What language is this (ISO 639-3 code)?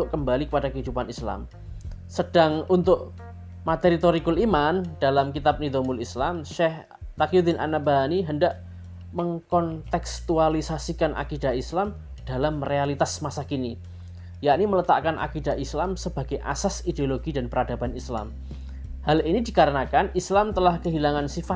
ind